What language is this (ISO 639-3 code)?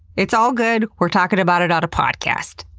eng